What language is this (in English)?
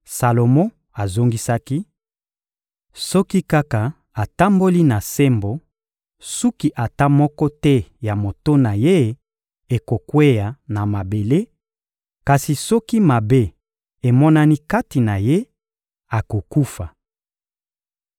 Lingala